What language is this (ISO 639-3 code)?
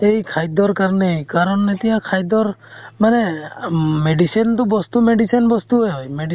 asm